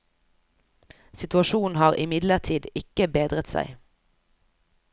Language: Norwegian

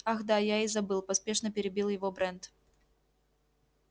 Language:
Russian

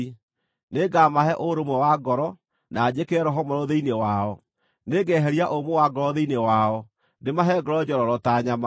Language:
Kikuyu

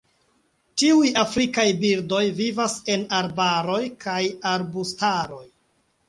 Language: Esperanto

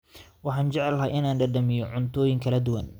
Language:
Somali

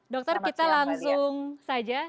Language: Indonesian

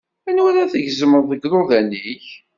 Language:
Kabyle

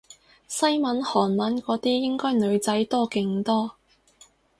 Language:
Cantonese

